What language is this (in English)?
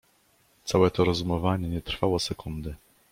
Polish